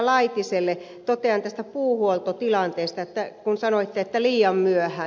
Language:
Finnish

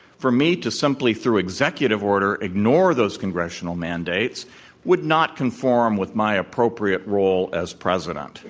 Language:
English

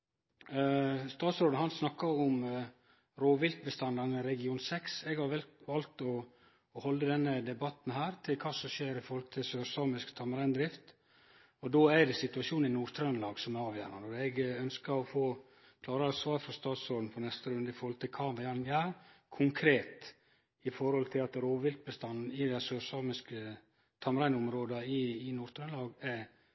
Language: Norwegian Nynorsk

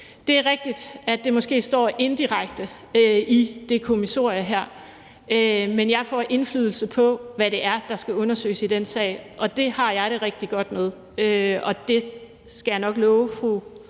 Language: Danish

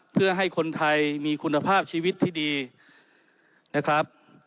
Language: Thai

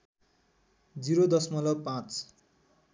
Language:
Nepali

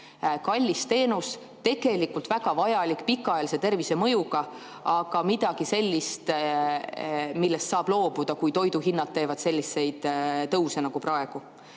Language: Estonian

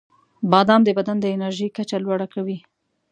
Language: Pashto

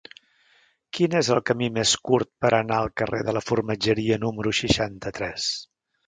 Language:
Catalan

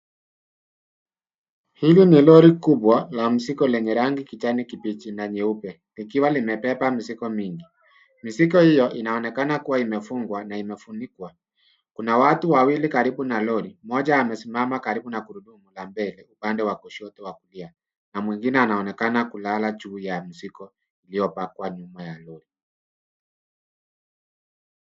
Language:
Swahili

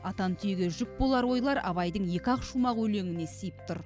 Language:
Kazakh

